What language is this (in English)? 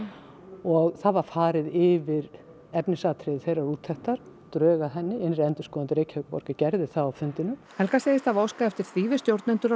Icelandic